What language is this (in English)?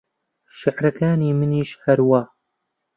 Central Kurdish